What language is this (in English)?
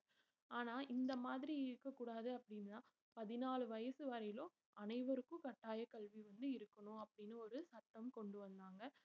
Tamil